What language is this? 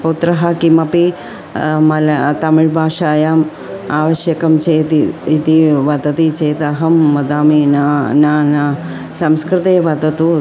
Sanskrit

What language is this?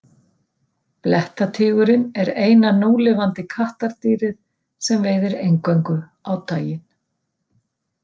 Icelandic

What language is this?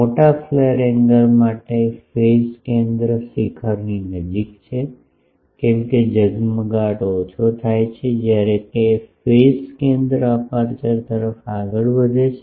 Gujarati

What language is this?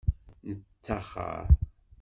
Kabyle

